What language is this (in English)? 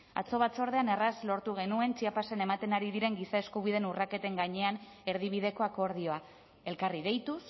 Basque